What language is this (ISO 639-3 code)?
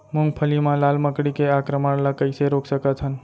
hne